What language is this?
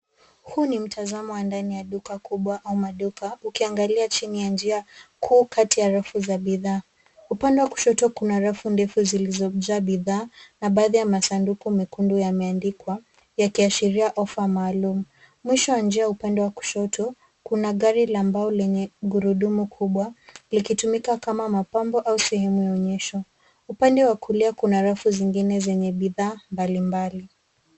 Swahili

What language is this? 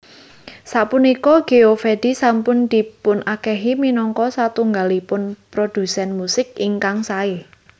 Javanese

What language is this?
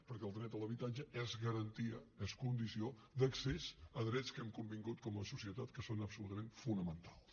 Catalan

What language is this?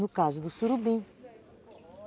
Portuguese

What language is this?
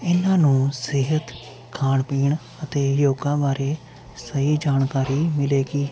Punjabi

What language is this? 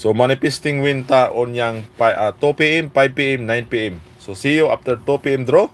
Filipino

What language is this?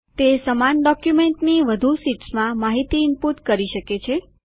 Gujarati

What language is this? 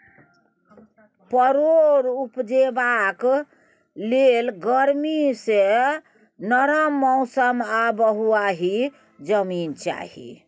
Maithili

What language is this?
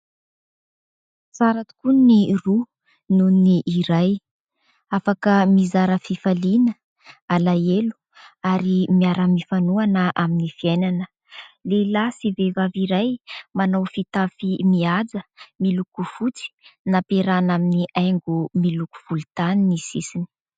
Malagasy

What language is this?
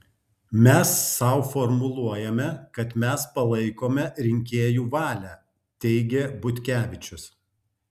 Lithuanian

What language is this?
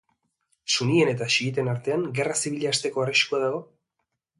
Basque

